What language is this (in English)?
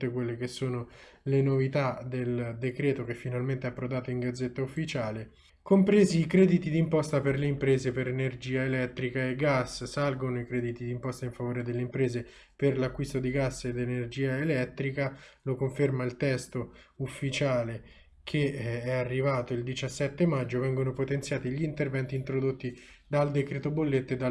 Italian